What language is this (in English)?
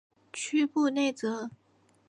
Chinese